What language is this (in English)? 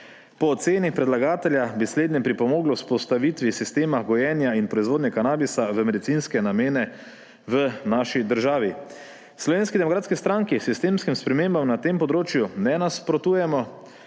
Slovenian